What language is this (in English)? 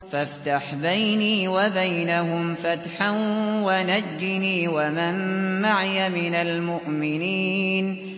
Arabic